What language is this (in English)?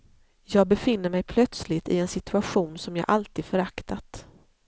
Swedish